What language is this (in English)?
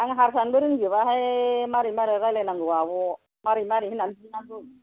Bodo